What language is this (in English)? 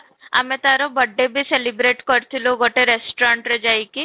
Odia